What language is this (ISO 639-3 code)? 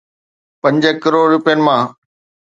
snd